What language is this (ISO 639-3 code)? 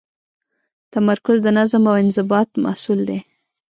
pus